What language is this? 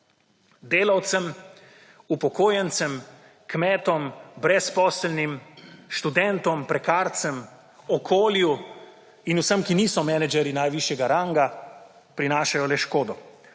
Slovenian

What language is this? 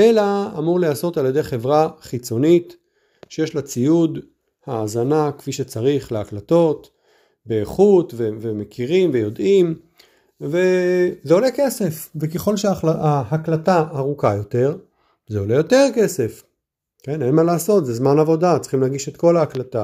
Hebrew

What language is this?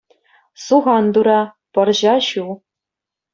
Chuvash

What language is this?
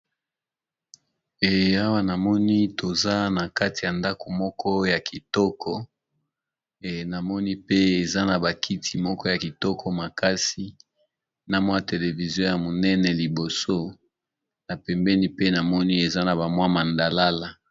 Lingala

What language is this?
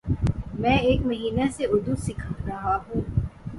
Urdu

